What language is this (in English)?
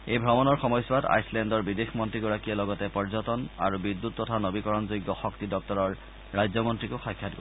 Assamese